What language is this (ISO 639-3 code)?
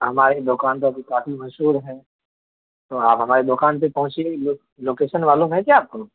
urd